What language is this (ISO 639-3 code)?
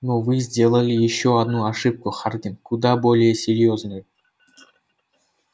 rus